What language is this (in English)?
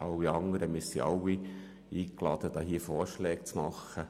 Swiss German